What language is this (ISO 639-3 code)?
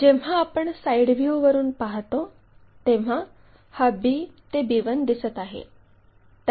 mar